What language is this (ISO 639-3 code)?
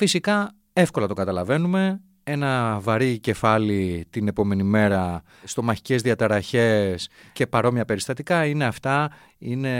ell